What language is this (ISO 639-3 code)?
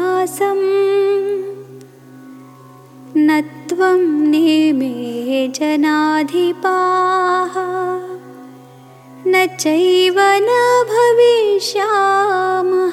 kan